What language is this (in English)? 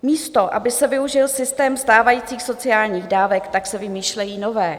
Czech